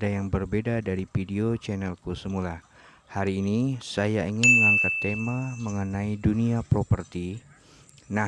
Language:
Indonesian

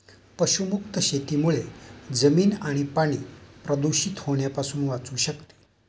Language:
Marathi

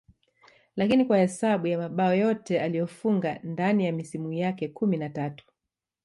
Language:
Swahili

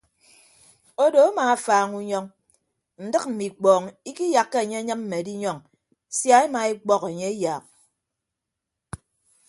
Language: Ibibio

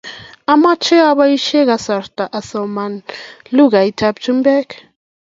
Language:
Kalenjin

